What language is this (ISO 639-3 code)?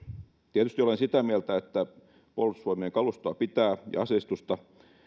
fin